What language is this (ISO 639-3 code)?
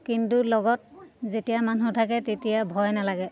asm